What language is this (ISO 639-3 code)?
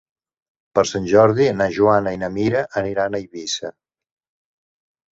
cat